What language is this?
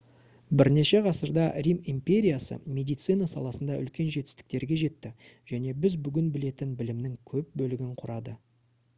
Kazakh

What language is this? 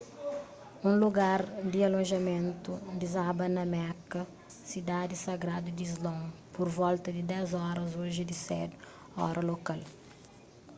Kabuverdianu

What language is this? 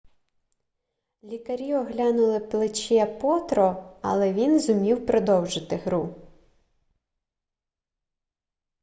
Ukrainian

